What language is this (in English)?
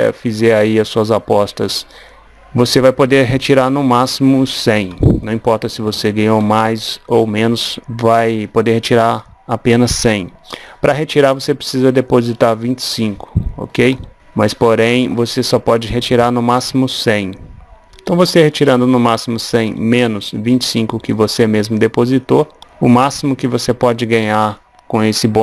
Portuguese